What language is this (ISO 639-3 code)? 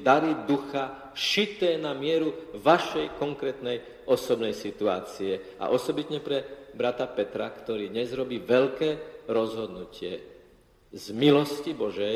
slk